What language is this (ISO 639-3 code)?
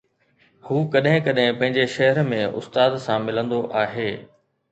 snd